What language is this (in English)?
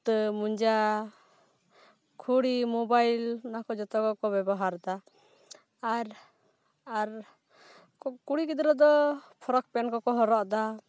Santali